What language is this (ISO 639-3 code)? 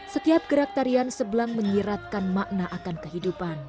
ind